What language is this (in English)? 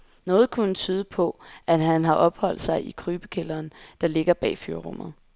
Danish